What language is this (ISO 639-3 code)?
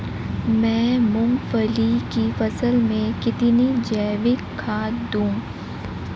hin